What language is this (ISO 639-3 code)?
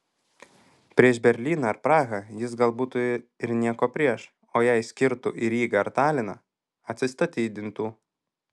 lit